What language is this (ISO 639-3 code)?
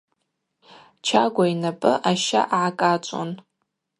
abq